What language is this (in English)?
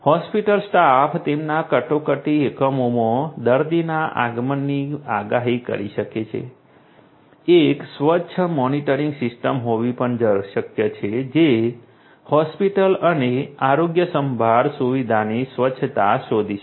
Gujarati